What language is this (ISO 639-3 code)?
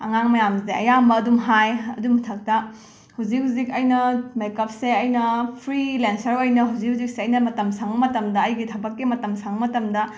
mni